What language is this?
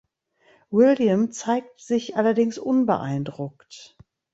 German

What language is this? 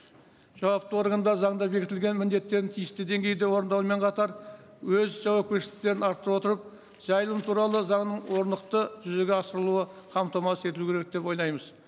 Kazakh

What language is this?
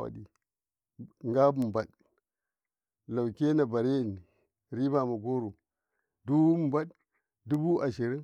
Karekare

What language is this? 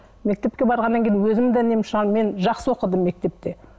Kazakh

